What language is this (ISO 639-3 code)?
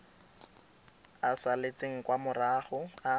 tsn